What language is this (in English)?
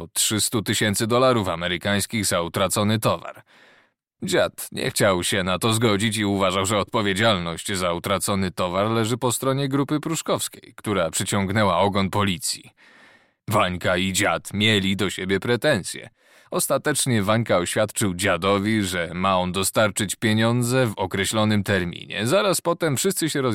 Polish